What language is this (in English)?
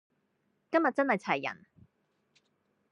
Cantonese